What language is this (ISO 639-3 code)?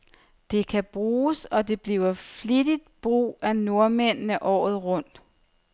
dan